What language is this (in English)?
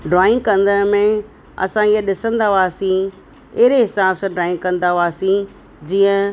Sindhi